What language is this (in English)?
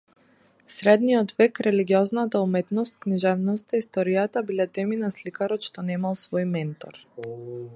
Macedonian